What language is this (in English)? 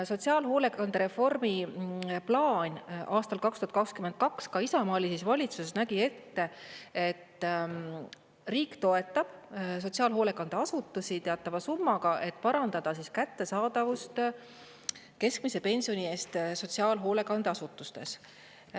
Estonian